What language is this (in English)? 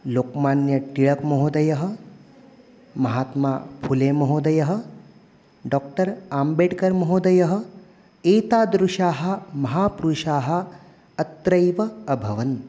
Sanskrit